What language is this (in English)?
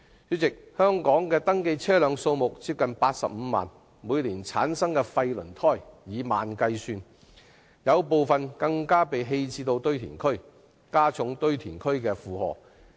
Cantonese